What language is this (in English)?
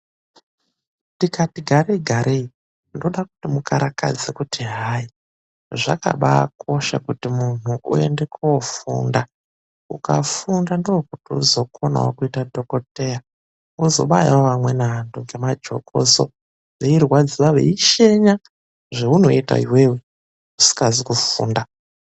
Ndau